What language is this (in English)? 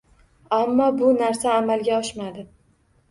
Uzbek